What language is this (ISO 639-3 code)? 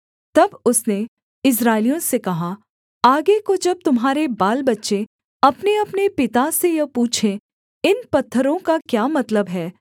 hin